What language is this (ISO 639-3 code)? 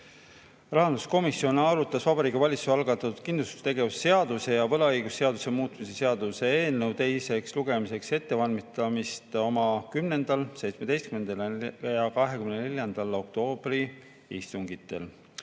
est